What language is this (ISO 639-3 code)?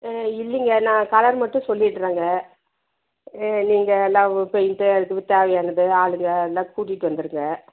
tam